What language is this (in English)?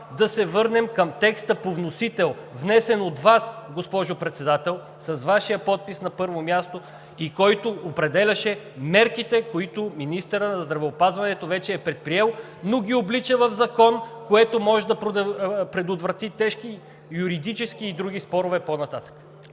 Bulgarian